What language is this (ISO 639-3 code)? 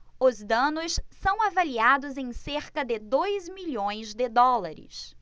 por